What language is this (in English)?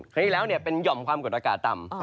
Thai